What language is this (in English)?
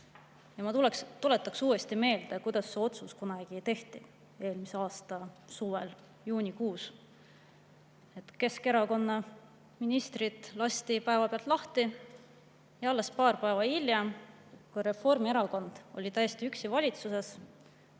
Estonian